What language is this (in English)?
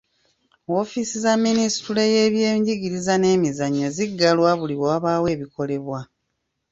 Ganda